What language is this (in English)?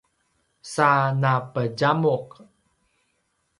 Paiwan